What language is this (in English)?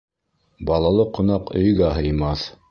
Bashkir